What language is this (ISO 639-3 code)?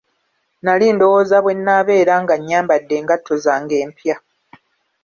lug